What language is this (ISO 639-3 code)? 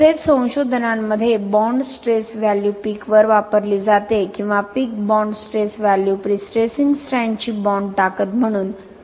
mar